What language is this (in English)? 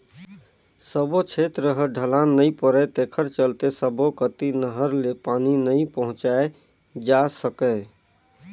Chhattisgarhi